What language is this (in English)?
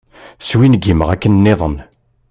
Kabyle